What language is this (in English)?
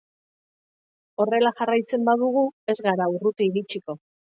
Basque